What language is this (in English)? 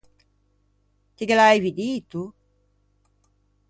Ligurian